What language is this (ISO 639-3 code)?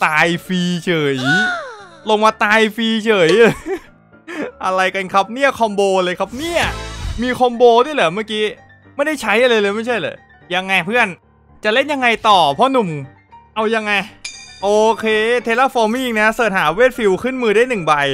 tha